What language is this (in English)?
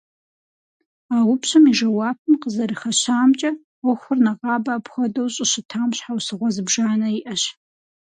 Kabardian